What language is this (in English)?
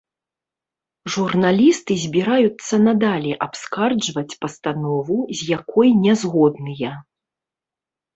Belarusian